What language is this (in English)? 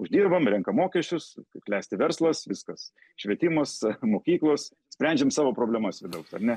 Lithuanian